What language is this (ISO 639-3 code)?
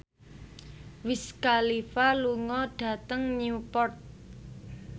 jav